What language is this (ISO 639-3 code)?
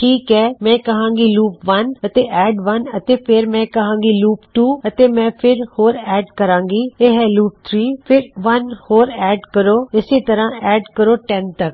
pan